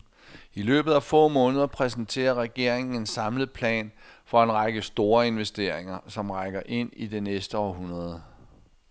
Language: Danish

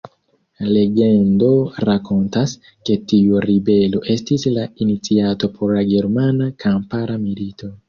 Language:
Esperanto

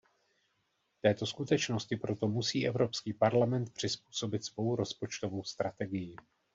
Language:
Czech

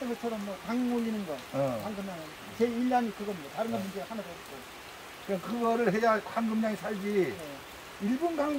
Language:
Korean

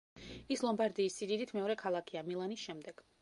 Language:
Georgian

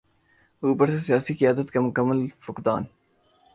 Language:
Urdu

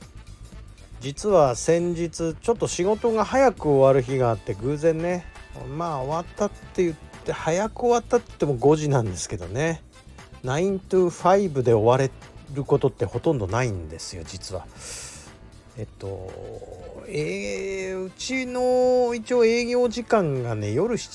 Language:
Japanese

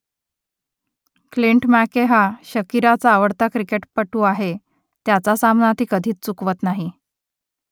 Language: Marathi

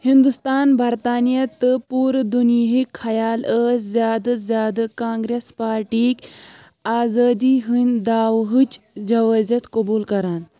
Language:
Kashmiri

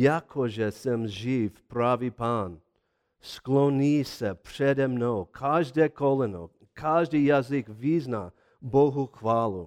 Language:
Czech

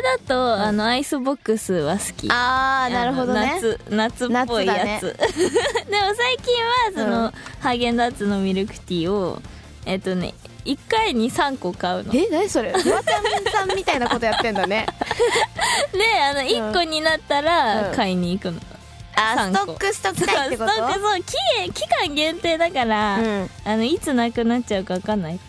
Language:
Japanese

